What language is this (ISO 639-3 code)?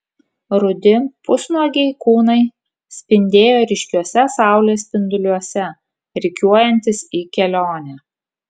lit